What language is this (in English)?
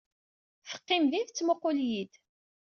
Kabyle